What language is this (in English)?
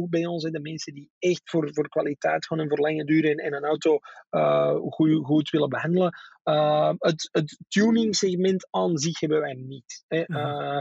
Dutch